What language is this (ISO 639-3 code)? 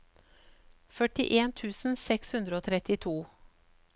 nor